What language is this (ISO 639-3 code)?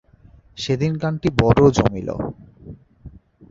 ben